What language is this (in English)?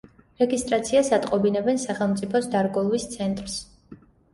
Georgian